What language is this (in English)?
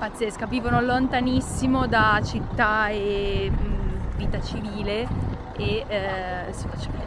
Italian